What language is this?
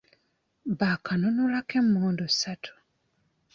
Ganda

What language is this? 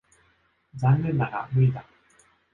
Japanese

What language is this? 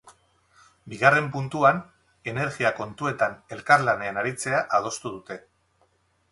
Basque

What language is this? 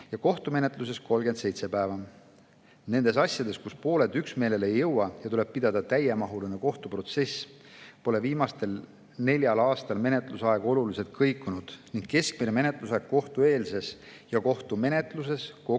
Estonian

